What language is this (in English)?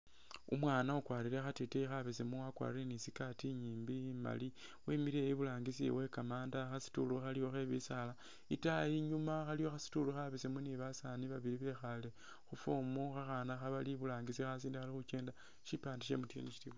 Masaaba